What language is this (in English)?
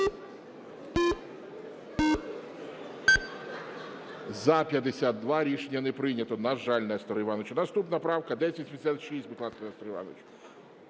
Ukrainian